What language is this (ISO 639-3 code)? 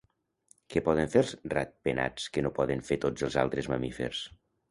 cat